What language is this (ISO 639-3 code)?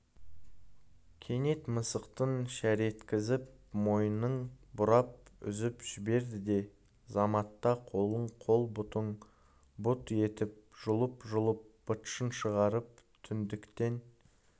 kaz